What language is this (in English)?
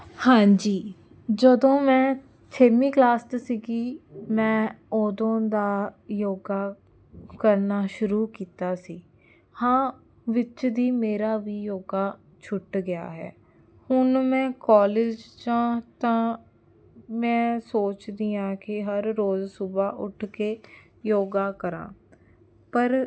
Punjabi